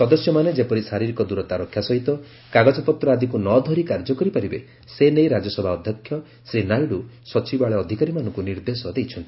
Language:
Odia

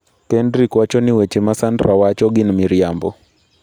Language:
Luo (Kenya and Tanzania)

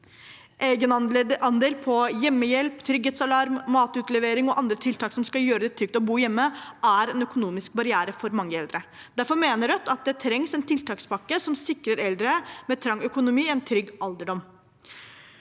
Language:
Norwegian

